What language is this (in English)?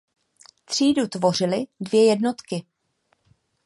Czech